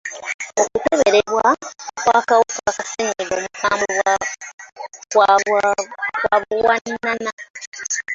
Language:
Ganda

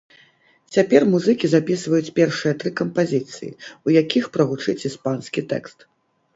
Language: Belarusian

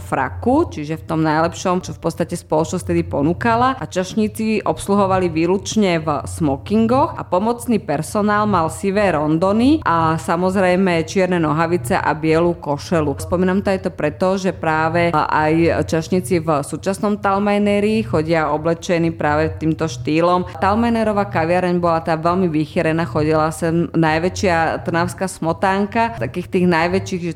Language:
Slovak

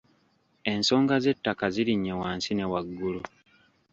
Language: Ganda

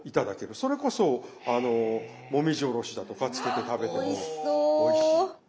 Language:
Japanese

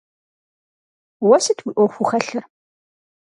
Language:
Kabardian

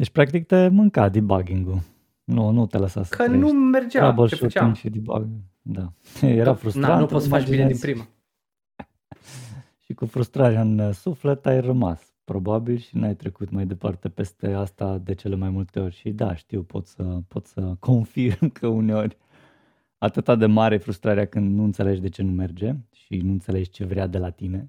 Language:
Romanian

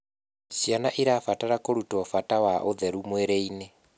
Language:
Kikuyu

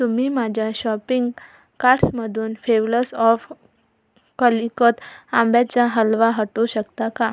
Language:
Marathi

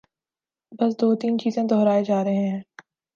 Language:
Urdu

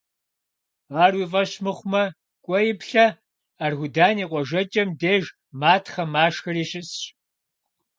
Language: Kabardian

